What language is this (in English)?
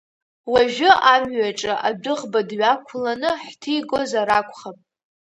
Abkhazian